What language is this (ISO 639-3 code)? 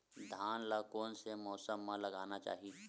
hne